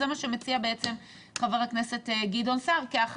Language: Hebrew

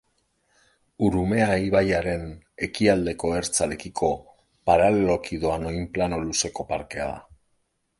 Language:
Basque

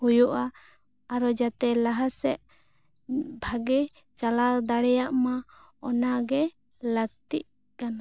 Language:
Santali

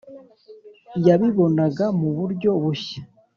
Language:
Kinyarwanda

